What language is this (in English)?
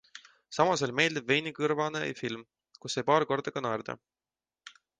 Estonian